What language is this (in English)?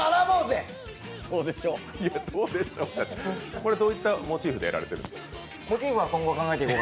Japanese